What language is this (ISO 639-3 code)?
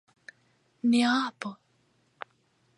epo